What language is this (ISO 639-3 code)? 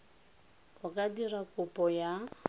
tsn